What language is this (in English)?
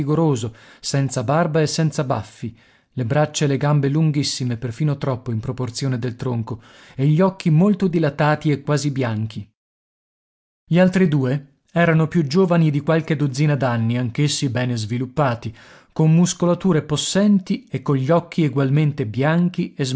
Italian